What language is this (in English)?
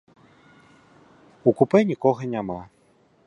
Belarusian